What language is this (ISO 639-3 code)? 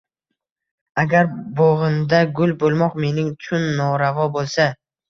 uzb